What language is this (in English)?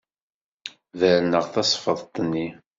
Kabyle